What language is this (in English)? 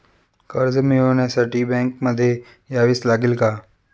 Marathi